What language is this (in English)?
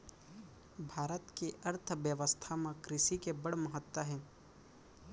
Chhattisgarhi